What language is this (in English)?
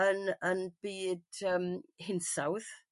Welsh